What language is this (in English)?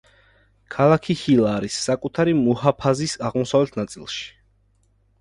Georgian